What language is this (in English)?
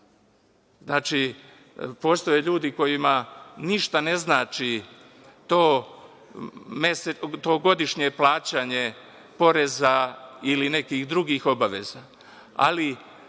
Serbian